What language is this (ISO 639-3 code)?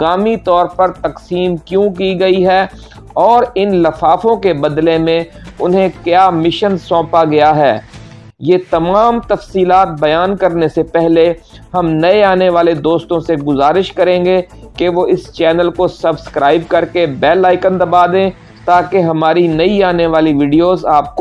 urd